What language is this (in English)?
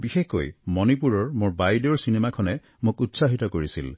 Assamese